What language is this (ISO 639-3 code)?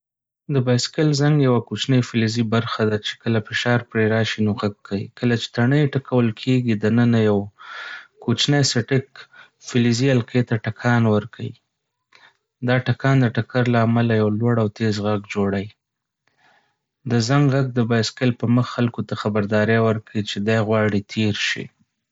pus